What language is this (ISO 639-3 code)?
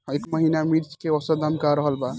bho